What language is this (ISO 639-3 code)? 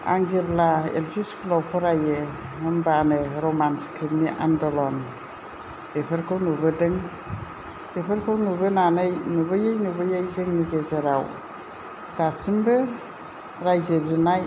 brx